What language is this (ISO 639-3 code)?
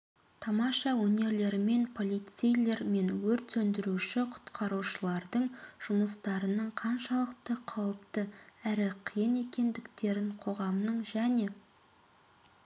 kaz